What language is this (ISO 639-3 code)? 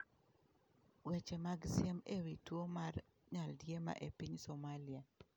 luo